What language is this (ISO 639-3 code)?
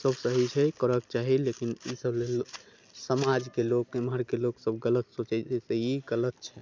mai